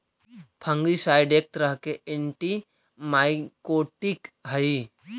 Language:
Magahi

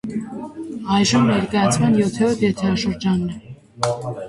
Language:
Armenian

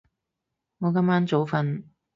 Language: Cantonese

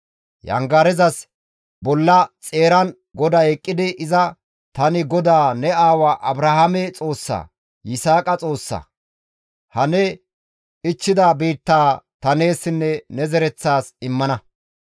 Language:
Gamo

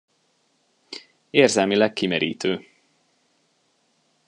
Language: Hungarian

